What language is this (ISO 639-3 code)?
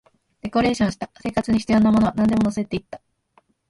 jpn